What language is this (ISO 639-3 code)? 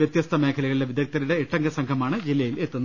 mal